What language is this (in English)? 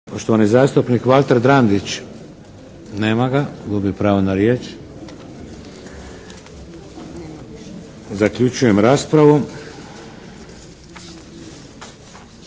Croatian